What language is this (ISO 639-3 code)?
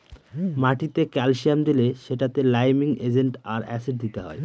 ben